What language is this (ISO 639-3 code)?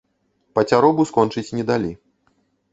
bel